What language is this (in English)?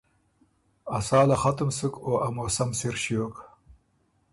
Ormuri